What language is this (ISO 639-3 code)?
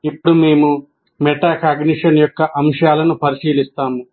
tel